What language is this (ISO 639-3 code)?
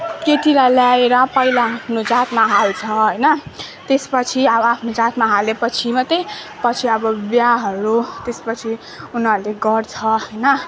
nep